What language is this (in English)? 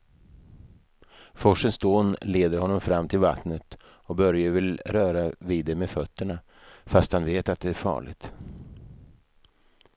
Swedish